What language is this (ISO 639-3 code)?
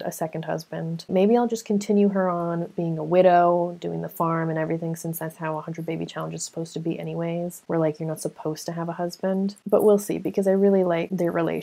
eng